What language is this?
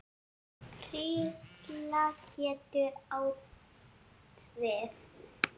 Icelandic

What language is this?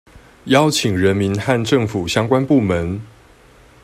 Chinese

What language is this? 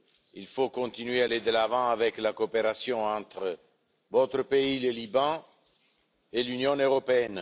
French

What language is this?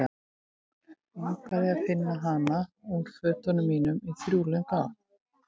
Icelandic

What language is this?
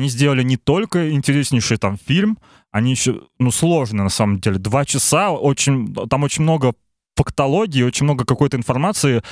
Russian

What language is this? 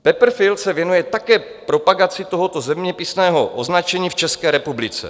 Czech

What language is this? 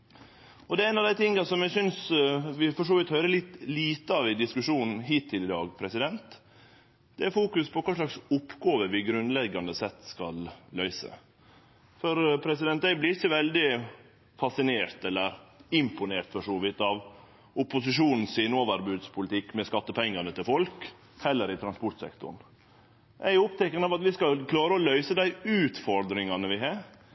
Norwegian Nynorsk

